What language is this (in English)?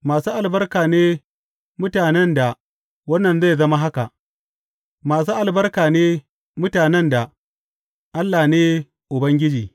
Hausa